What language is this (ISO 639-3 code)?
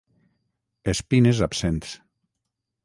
cat